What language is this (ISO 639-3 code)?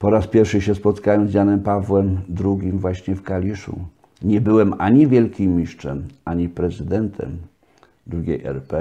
pol